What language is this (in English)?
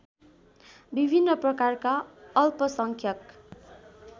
Nepali